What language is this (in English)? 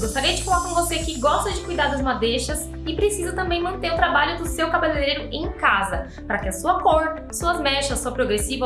Portuguese